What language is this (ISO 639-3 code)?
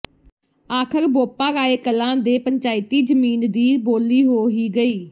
pan